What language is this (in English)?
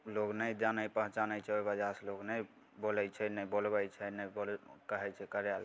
Maithili